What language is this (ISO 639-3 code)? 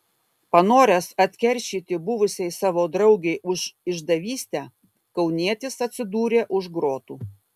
lit